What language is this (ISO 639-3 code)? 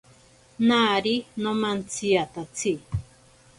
prq